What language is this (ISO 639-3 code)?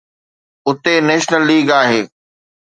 snd